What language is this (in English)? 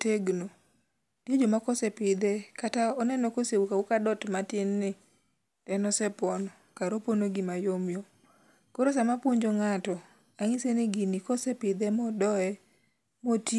Luo (Kenya and Tanzania)